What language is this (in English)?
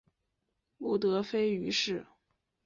Chinese